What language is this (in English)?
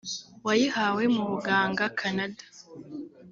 Kinyarwanda